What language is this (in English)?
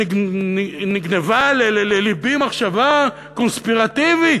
Hebrew